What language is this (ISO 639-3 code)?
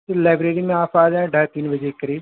urd